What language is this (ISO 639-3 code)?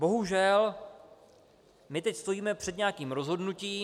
ces